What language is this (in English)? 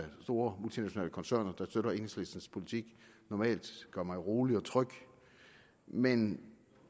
Danish